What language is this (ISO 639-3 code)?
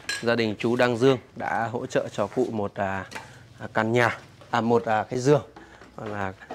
vie